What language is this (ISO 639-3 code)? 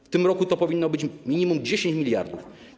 pol